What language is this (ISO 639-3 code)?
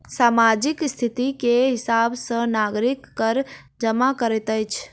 mai